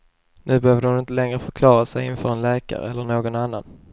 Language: Swedish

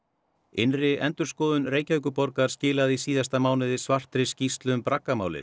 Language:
Icelandic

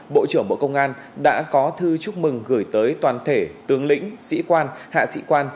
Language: Vietnamese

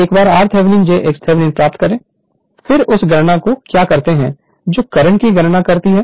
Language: Hindi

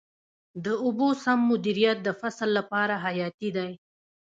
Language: Pashto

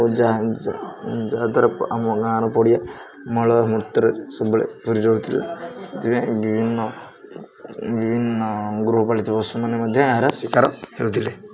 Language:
Odia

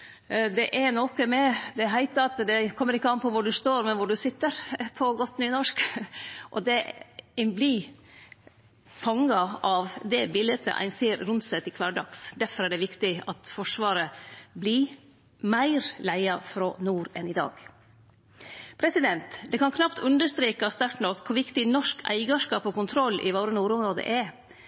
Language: Norwegian Nynorsk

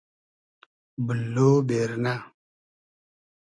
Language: Hazaragi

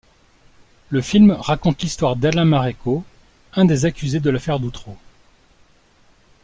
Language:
French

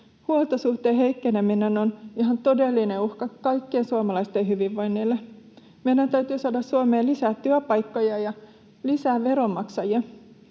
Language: Finnish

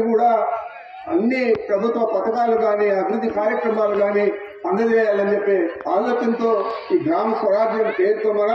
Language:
Telugu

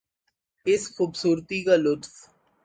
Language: Urdu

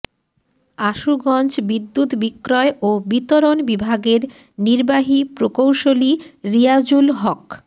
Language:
Bangla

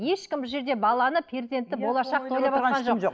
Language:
Kazakh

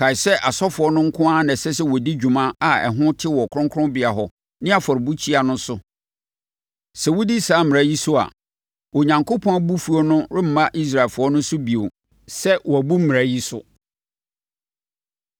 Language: Akan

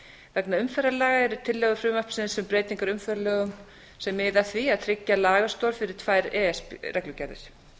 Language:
Icelandic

